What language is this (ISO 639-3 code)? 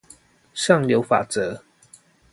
zho